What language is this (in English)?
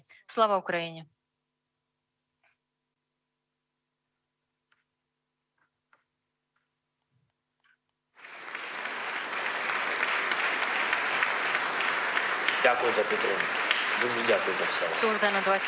Estonian